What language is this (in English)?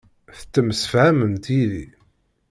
Kabyle